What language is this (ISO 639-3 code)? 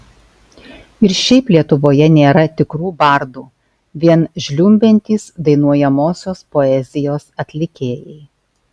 lit